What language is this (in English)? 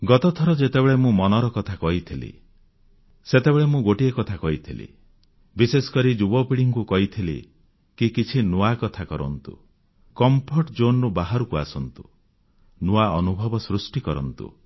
Odia